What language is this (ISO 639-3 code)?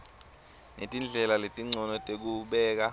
ssw